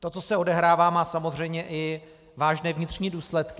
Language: Czech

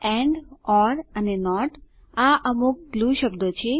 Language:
Gujarati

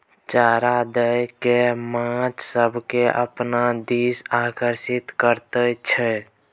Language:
Maithili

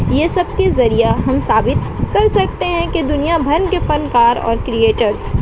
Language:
Urdu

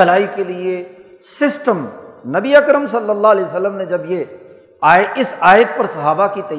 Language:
Urdu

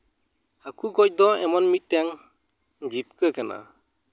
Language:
Santali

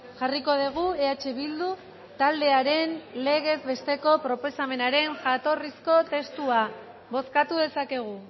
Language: Basque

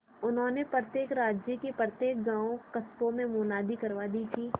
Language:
Hindi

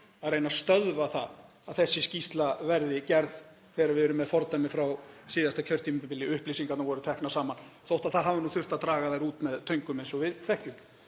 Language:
Icelandic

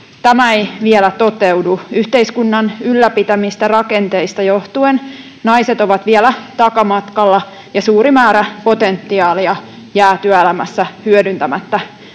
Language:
Finnish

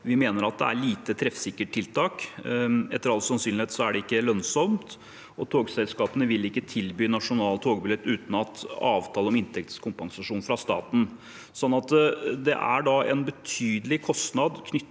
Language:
Norwegian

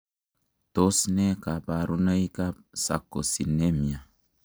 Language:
Kalenjin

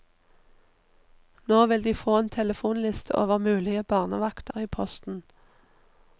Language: Norwegian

